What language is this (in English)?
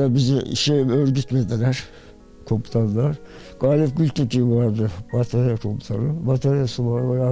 Turkish